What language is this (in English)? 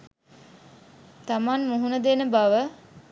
Sinhala